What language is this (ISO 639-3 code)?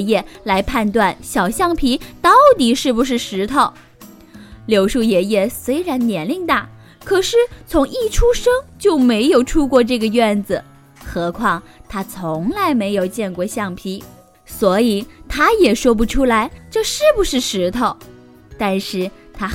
zho